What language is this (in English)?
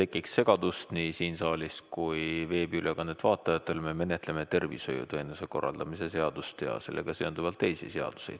Estonian